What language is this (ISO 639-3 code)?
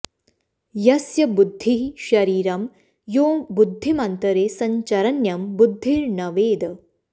san